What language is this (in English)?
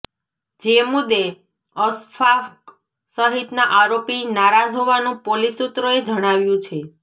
Gujarati